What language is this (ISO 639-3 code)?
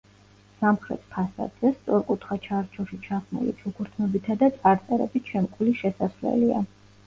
kat